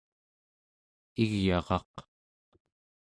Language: Central Yupik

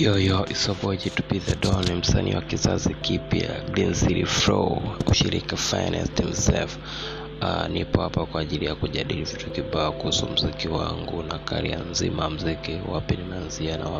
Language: Swahili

